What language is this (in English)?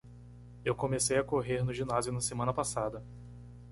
Portuguese